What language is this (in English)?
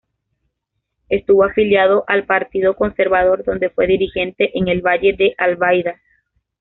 Spanish